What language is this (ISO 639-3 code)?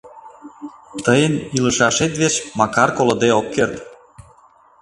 chm